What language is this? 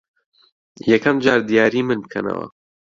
Central Kurdish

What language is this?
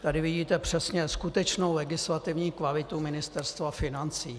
Czech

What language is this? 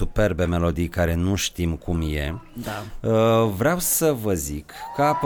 Romanian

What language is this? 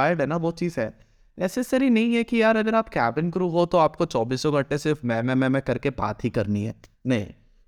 Hindi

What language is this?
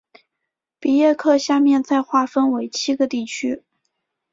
Chinese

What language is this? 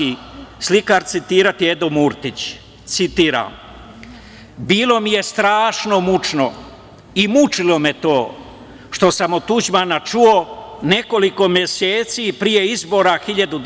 Serbian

